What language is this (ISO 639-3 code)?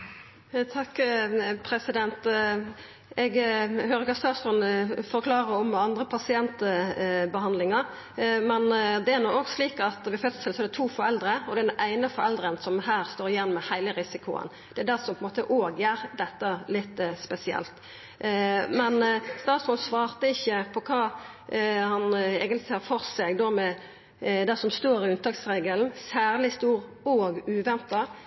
nno